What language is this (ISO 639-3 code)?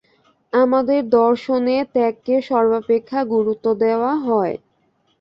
ben